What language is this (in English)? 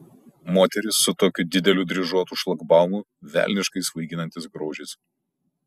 Lithuanian